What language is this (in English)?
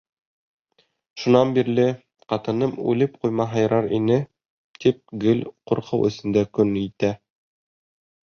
Bashkir